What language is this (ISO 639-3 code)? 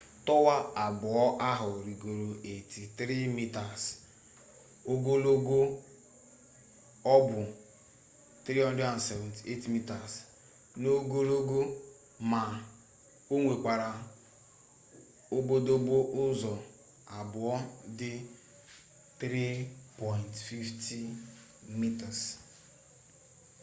ibo